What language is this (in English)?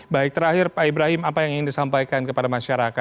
Indonesian